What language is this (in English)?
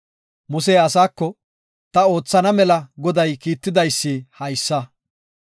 Gofa